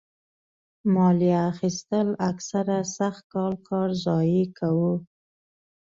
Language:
Pashto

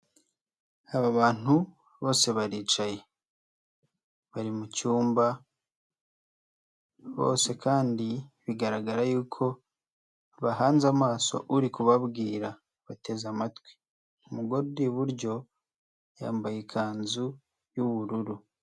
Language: Kinyarwanda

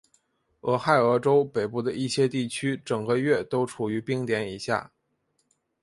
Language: Chinese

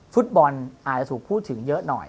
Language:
Thai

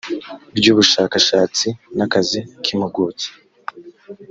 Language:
Kinyarwanda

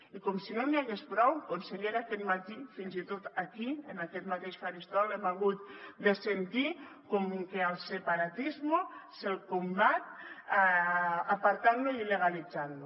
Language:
Catalan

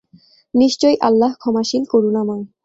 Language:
Bangla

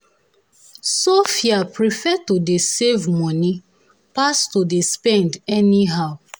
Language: Nigerian Pidgin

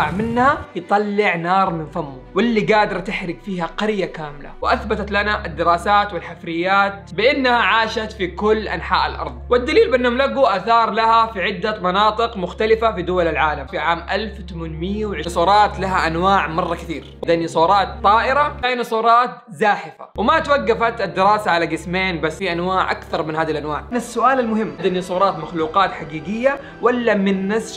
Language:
Arabic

